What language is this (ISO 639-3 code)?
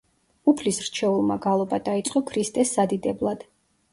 kat